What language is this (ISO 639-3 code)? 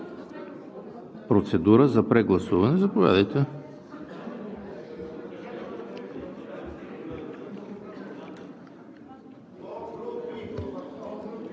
bul